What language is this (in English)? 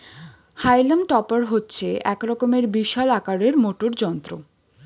Bangla